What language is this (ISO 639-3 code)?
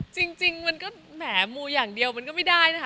tha